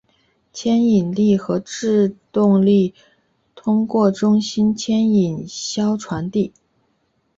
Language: Chinese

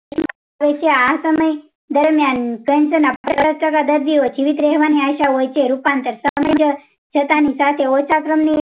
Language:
Gujarati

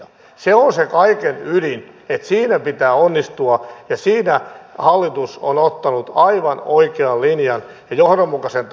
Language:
Finnish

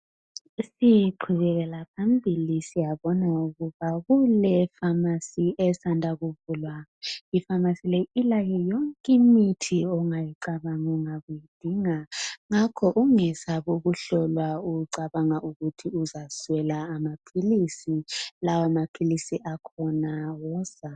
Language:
North Ndebele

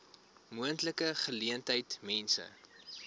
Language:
Afrikaans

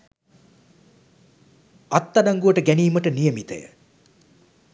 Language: Sinhala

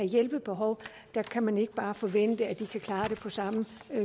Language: Danish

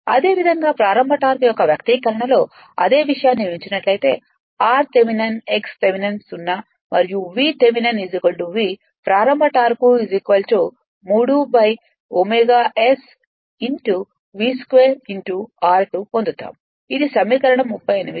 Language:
Telugu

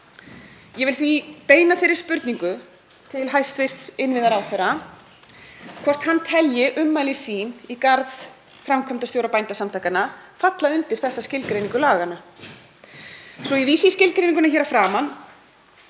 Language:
Icelandic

